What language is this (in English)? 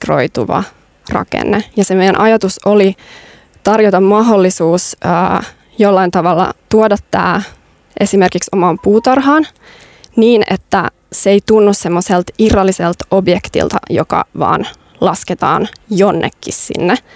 Finnish